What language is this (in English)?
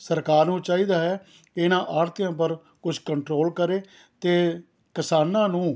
Punjabi